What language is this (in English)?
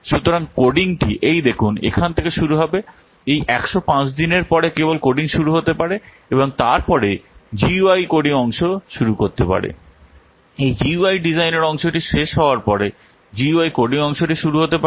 Bangla